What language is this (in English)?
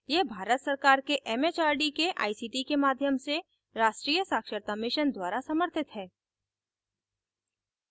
Hindi